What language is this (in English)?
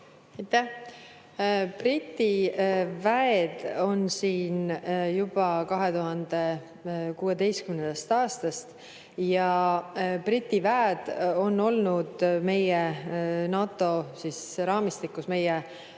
Estonian